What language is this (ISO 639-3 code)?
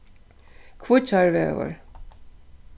fao